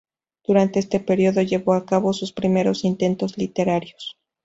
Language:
Spanish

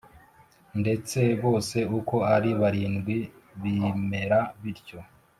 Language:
Kinyarwanda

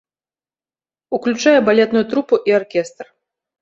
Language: Belarusian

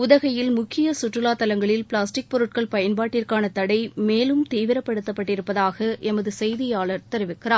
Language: Tamil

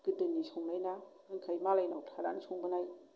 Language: Bodo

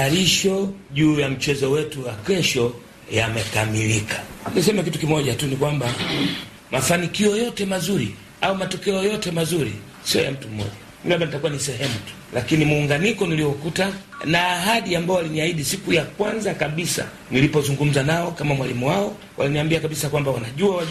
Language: Swahili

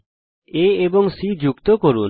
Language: Bangla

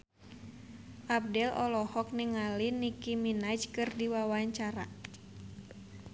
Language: Sundanese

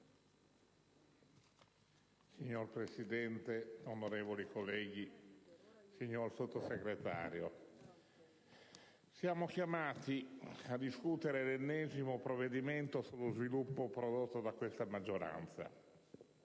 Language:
Italian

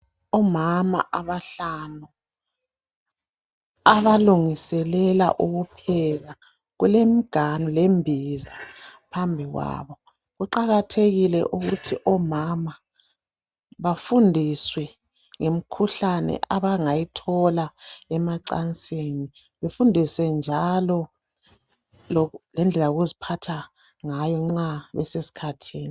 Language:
North Ndebele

